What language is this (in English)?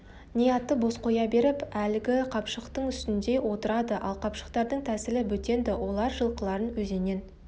Kazakh